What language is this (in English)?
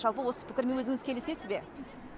Kazakh